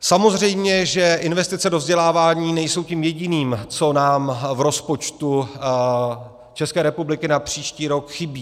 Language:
Czech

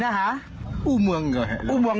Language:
Thai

